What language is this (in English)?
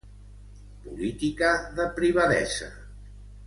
Catalan